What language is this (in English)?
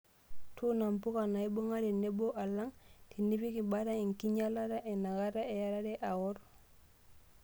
Masai